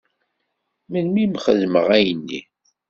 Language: Kabyle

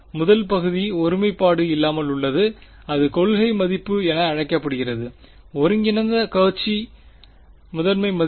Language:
Tamil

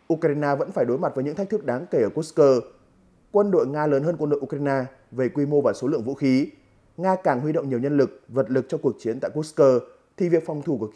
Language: Vietnamese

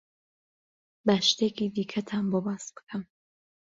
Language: Central Kurdish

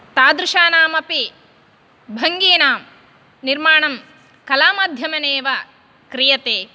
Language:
Sanskrit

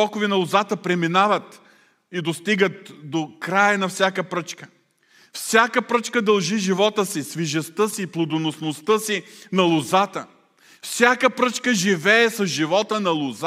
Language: Bulgarian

